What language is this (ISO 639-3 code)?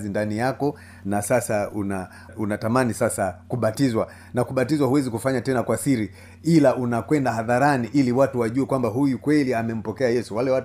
swa